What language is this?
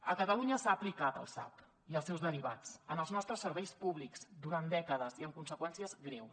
Catalan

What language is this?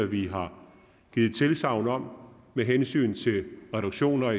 Danish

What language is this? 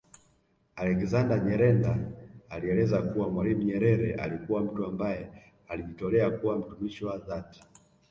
Swahili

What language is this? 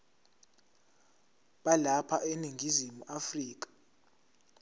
Zulu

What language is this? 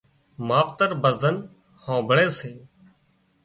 Wadiyara Koli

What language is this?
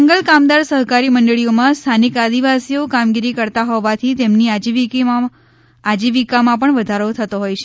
Gujarati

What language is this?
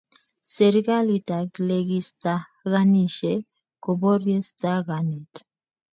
Kalenjin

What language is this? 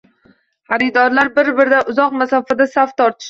Uzbek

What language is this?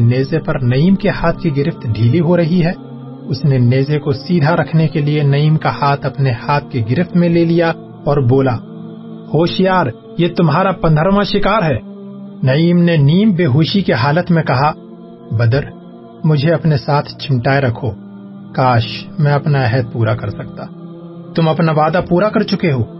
Urdu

